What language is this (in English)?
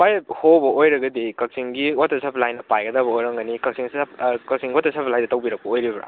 Manipuri